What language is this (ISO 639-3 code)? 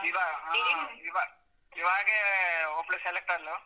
kan